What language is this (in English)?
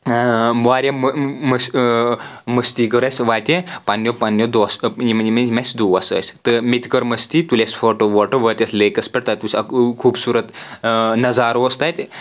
Kashmiri